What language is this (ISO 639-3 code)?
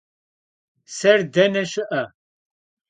kbd